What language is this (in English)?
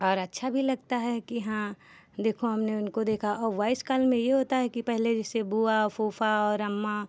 Hindi